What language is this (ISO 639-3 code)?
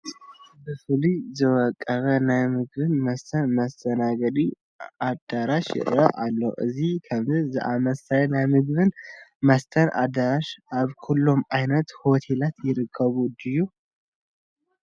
tir